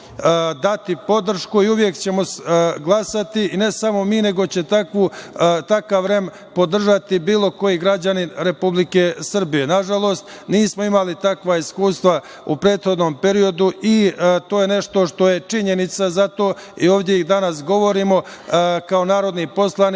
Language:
Serbian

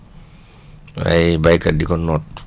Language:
Wolof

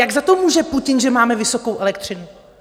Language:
Czech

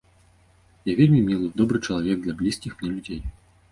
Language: Belarusian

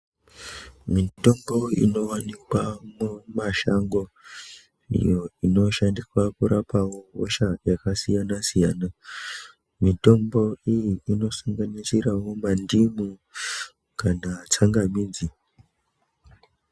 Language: Ndau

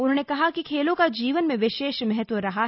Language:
Hindi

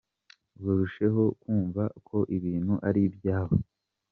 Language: Kinyarwanda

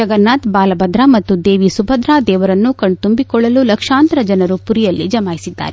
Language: Kannada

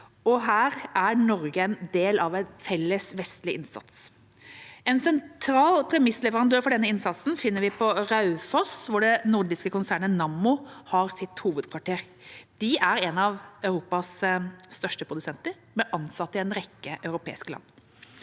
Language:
Norwegian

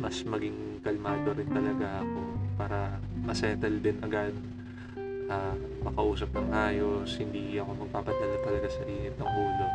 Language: Filipino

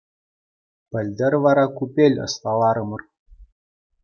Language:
Chuvash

